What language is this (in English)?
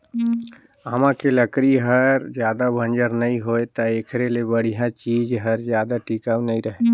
Chhattisgarhi